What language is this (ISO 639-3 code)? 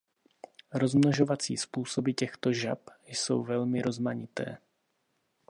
ces